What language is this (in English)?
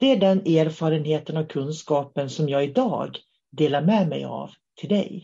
Swedish